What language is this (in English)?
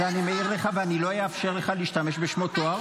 Hebrew